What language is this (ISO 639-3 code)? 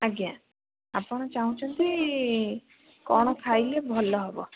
ori